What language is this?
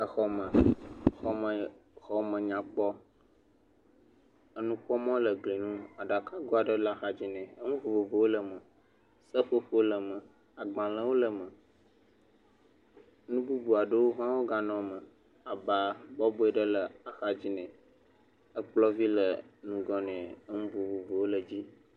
Ewe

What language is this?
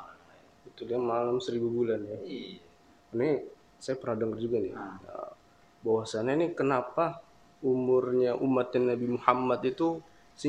Indonesian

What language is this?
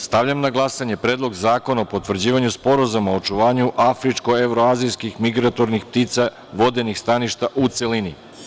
Serbian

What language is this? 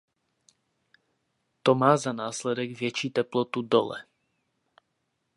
Czech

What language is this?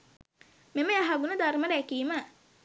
Sinhala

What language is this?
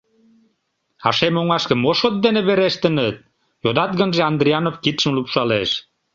Mari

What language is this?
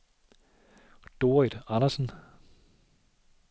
Danish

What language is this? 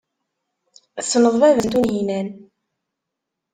Kabyle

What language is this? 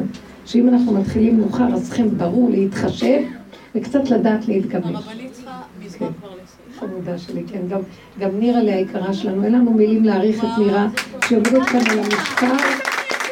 Hebrew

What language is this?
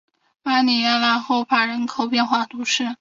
Chinese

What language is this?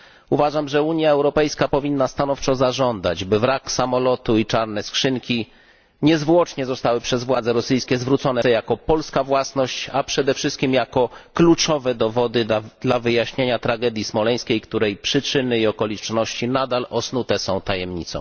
Polish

